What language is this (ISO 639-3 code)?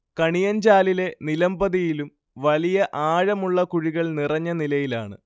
mal